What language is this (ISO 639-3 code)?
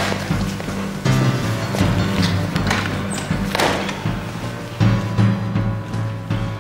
deu